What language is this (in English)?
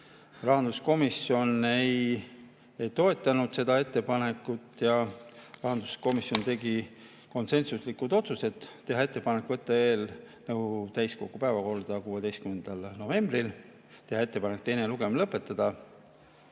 Estonian